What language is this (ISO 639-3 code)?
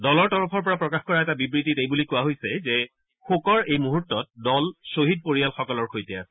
asm